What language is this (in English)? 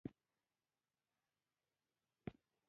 Pashto